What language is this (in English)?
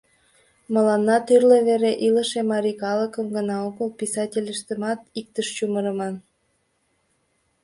Mari